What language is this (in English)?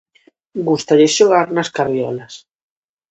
Galician